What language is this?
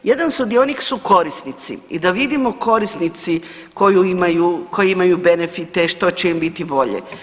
Croatian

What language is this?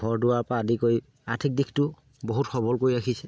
Assamese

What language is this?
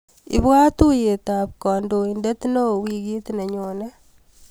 Kalenjin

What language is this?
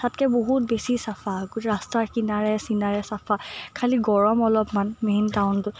Assamese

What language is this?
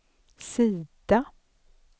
Swedish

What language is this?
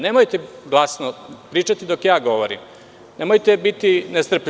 Serbian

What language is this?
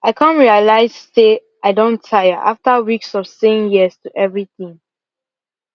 Nigerian Pidgin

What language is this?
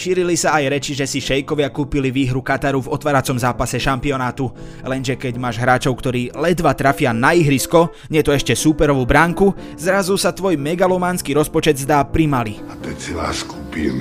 Slovak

